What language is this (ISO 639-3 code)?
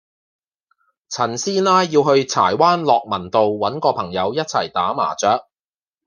yue